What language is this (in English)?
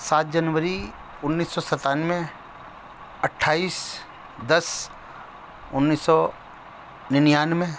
Urdu